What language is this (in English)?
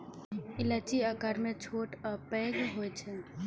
Maithili